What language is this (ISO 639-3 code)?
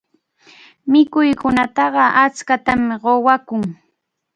qxu